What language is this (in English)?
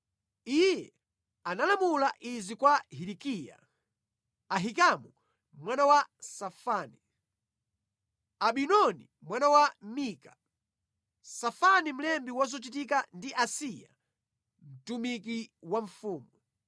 Nyanja